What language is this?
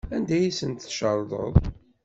Kabyle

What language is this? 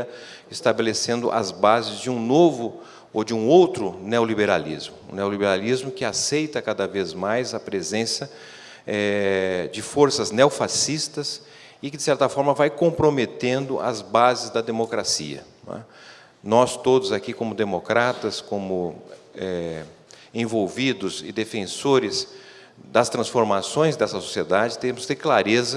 Portuguese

